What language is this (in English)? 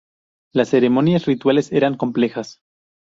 Spanish